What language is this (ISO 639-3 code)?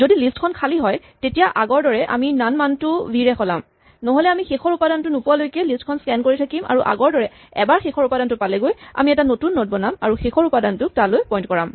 asm